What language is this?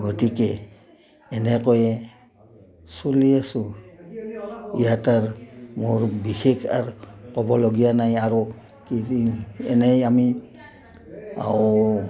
Assamese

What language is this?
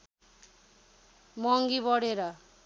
Nepali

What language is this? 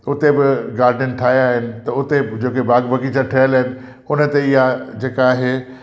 Sindhi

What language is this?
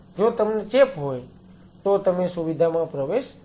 Gujarati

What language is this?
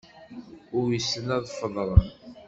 Kabyle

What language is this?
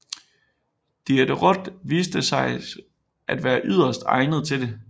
Danish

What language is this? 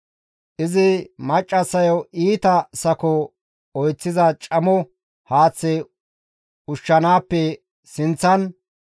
Gamo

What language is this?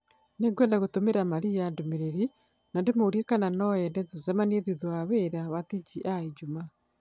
Kikuyu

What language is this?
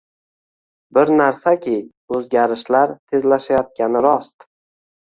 Uzbek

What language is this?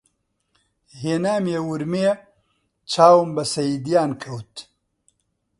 Central Kurdish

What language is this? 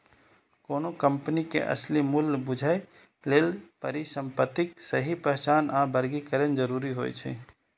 Maithili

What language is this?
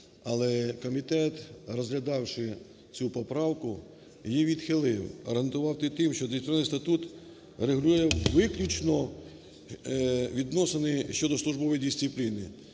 Ukrainian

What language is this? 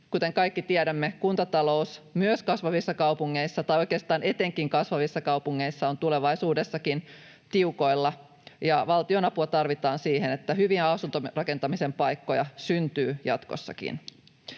Finnish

